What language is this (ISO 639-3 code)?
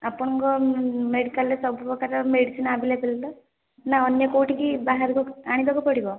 ori